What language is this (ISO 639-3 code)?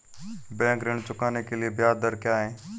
hin